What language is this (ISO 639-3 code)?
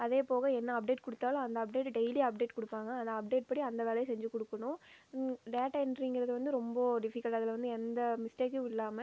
tam